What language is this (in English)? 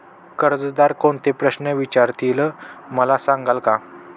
Marathi